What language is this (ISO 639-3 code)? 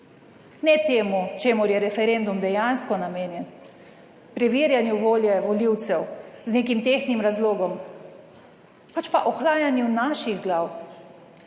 slv